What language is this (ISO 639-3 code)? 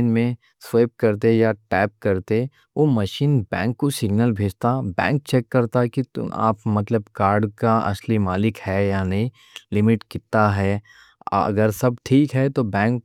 dcc